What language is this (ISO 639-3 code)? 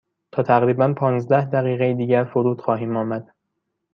fas